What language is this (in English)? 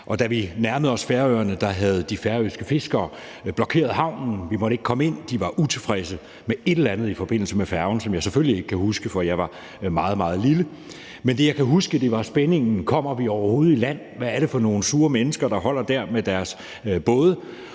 Danish